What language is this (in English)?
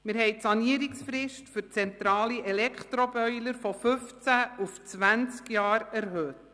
Swiss German